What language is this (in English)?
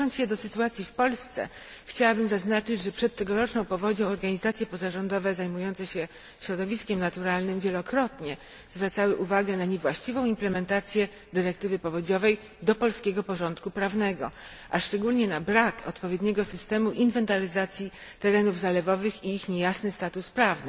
Polish